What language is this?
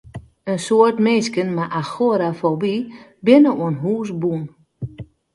Western Frisian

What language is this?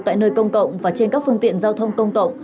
Vietnamese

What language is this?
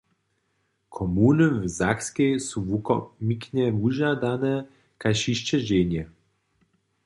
Upper Sorbian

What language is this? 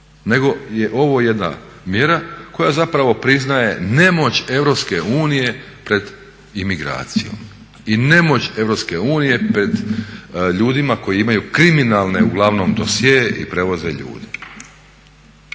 Croatian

